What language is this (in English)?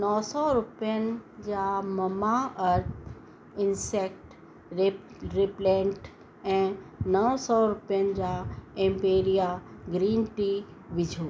Sindhi